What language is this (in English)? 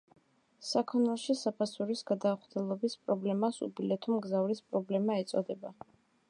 Georgian